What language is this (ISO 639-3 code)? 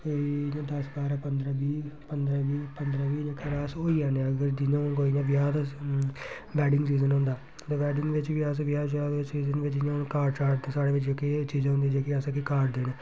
doi